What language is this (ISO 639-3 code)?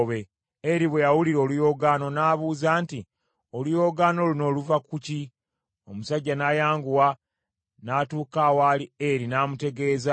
lug